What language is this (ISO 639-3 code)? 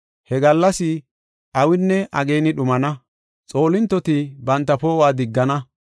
gof